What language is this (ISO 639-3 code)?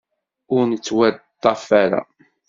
kab